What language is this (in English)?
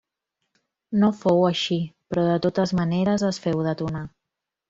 Catalan